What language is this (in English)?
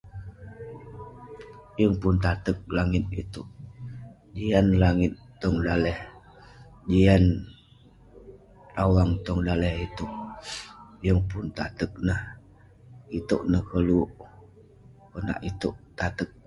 Western Penan